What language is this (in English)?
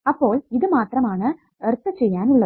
Malayalam